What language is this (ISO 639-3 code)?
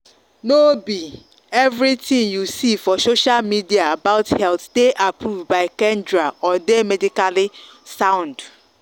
pcm